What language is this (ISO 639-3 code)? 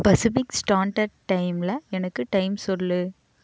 tam